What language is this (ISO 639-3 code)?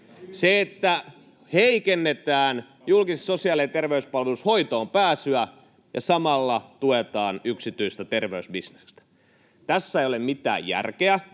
fin